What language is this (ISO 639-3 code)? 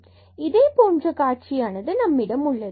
tam